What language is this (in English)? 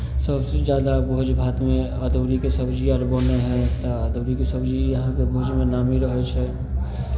Maithili